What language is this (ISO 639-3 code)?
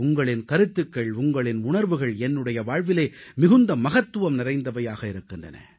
tam